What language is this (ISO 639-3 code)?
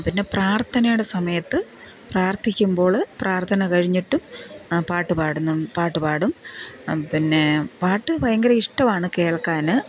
mal